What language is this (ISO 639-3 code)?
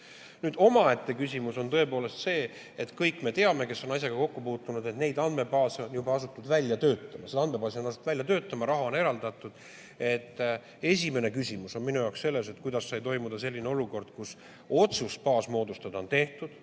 est